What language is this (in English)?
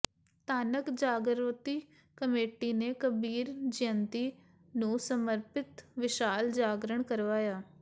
Punjabi